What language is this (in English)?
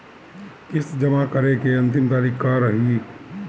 Bhojpuri